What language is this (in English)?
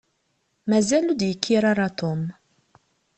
Kabyle